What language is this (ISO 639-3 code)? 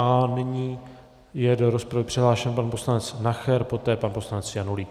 ces